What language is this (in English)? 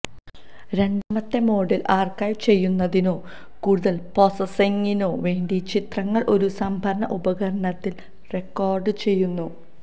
Malayalam